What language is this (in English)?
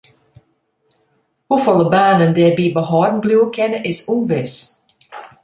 Western Frisian